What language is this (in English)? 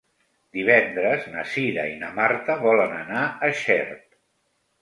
Catalan